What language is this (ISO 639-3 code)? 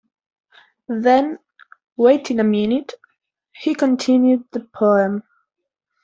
eng